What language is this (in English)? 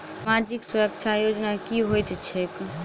Maithili